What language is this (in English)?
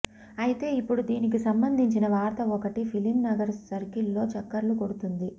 Telugu